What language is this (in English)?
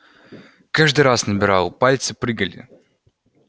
Russian